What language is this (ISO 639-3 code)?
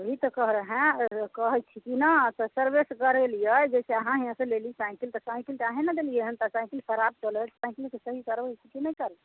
mai